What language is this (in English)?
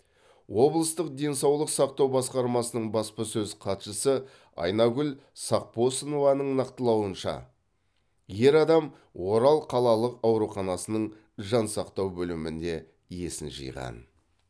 Kazakh